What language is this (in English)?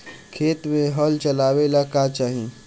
Bhojpuri